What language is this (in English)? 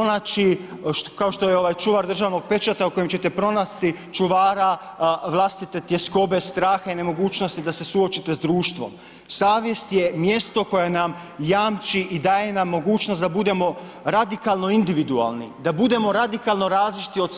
Croatian